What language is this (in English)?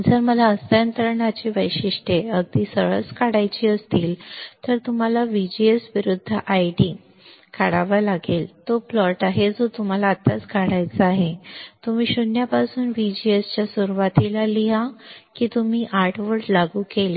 Marathi